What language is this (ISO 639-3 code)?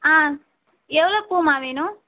tam